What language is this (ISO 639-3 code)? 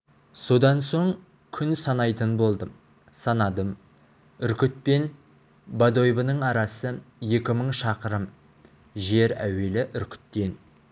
kaz